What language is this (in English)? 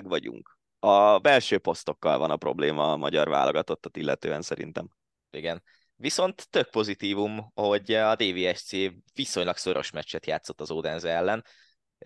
Hungarian